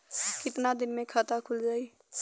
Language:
Bhojpuri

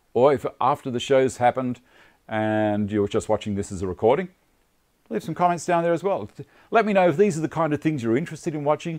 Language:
English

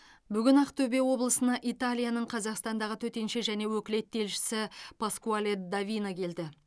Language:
Kazakh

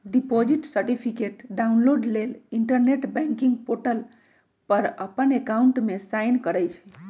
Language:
Magahi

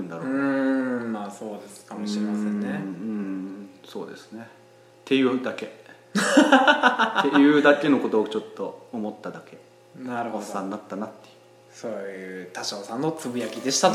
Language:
Japanese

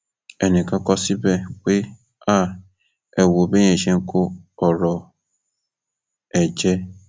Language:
Yoruba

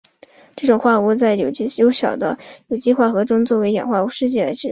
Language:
Chinese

